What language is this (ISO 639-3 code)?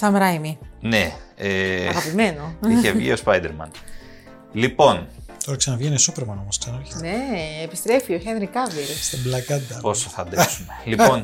ell